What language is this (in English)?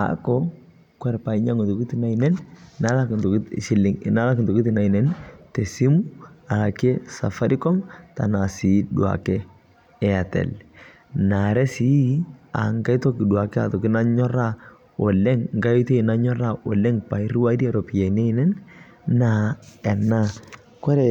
Masai